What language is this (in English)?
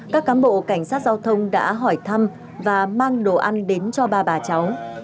Vietnamese